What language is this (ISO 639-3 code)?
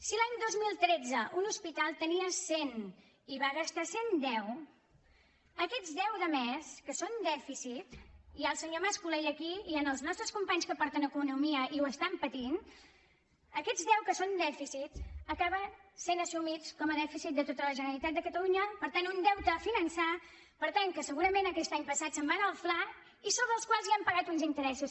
cat